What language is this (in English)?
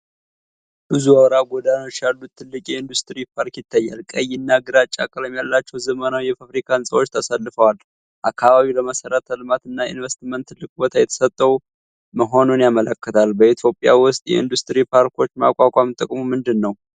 Amharic